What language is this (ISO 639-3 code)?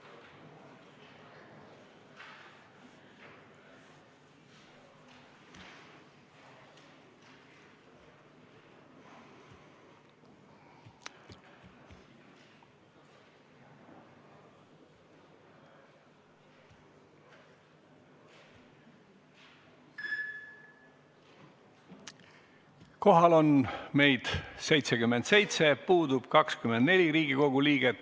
est